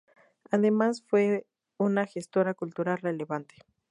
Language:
Spanish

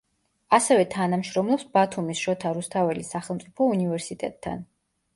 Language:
Georgian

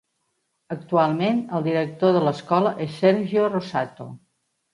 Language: Catalan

